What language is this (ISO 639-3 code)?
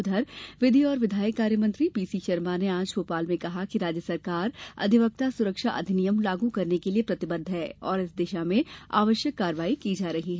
hin